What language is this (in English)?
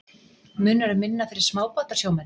Icelandic